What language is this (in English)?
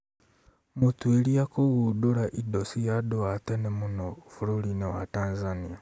Kikuyu